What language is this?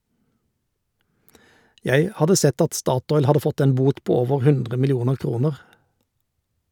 Norwegian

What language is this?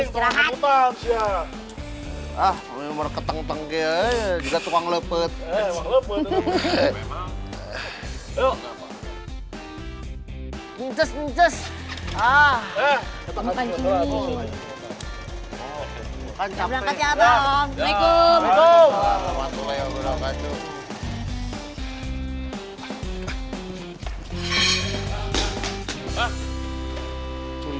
Indonesian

